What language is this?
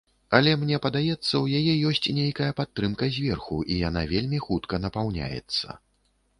Belarusian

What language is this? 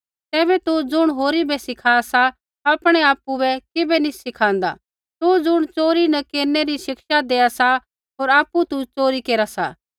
Kullu Pahari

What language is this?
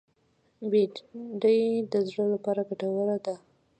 Pashto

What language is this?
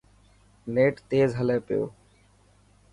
Dhatki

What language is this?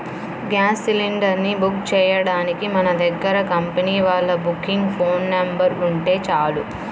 Telugu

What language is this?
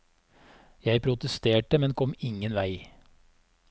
Norwegian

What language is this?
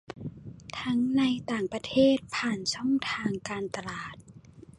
Thai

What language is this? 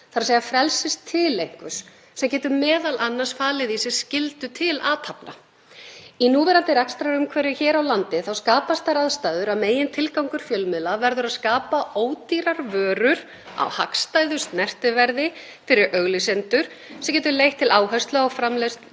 Icelandic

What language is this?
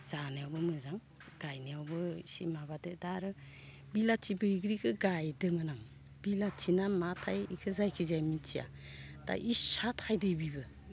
Bodo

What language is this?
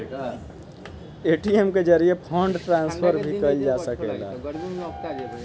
Bhojpuri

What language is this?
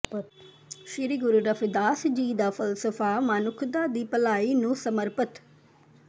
Punjabi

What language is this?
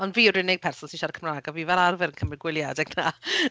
Welsh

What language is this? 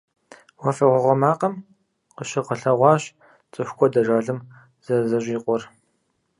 Kabardian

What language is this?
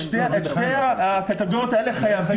Hebrew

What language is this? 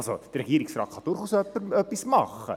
Swiss German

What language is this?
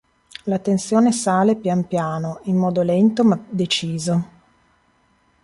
Italian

